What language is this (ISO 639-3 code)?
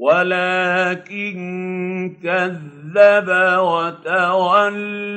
ara